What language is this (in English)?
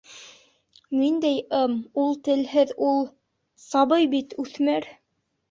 Bashkir